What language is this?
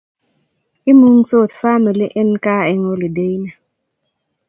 Kalenjin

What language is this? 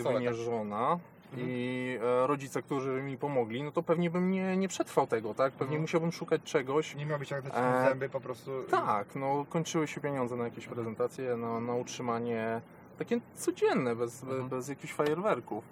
Polish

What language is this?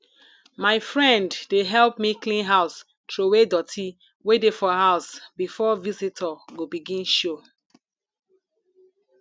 Nigerian Pidgin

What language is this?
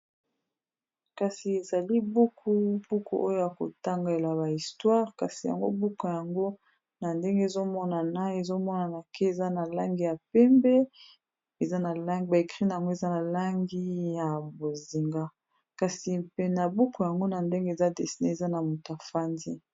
Lingala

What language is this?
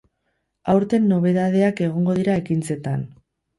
Basque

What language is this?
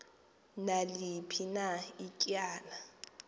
Xhosa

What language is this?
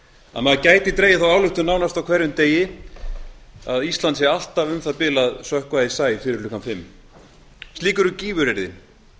Icelandic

